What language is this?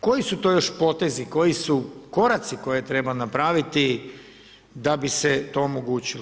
Croatian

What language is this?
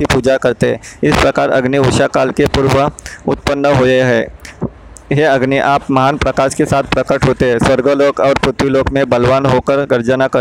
Hindi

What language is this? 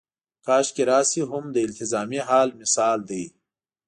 Pashto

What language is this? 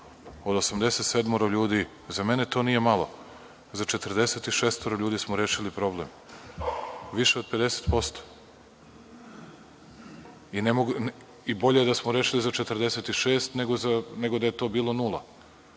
Serbian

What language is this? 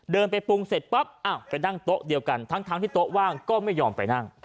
Thai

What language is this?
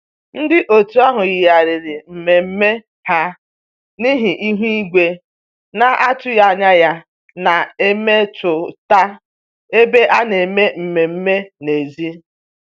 Igbo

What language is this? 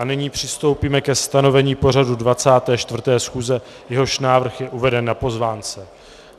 Czech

